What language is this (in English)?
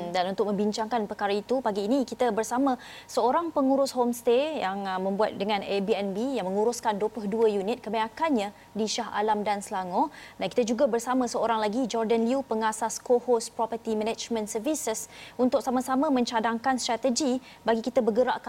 Malay